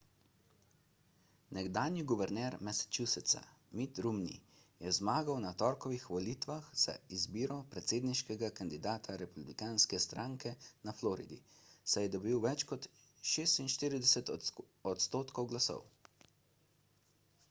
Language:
Slovenian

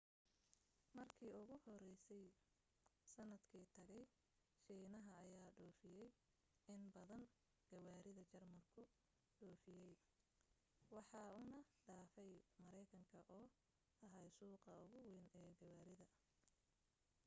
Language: Somali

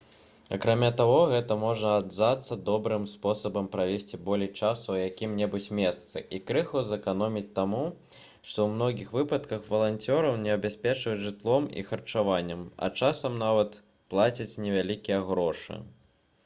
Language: Belarusian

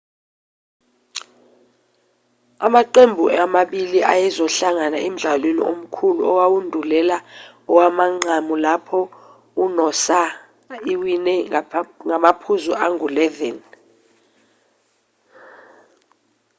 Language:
Zulu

